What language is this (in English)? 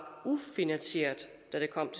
Danish